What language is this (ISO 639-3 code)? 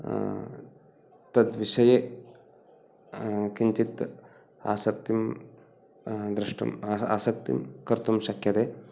san